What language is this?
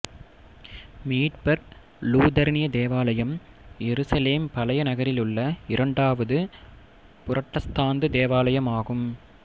Tamil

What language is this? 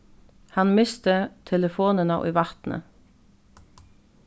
Faroese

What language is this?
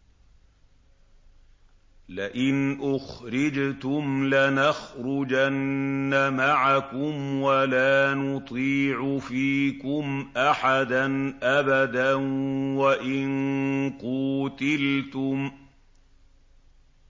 Arabic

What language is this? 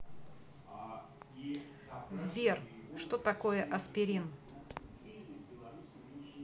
Russian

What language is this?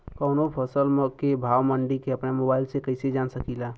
Bhojpuri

